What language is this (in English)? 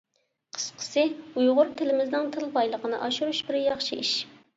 Uyghur